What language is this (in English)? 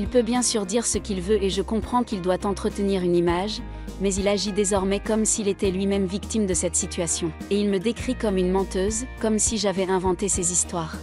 French